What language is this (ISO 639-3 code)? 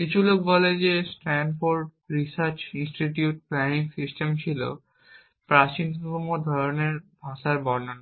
ben